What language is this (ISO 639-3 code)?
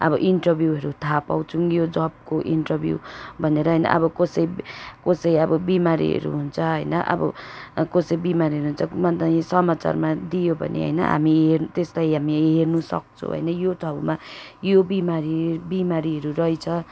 nep